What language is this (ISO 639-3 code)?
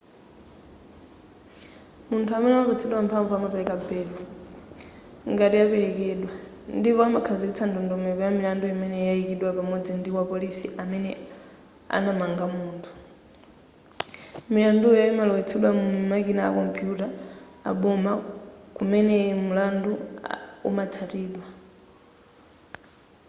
nya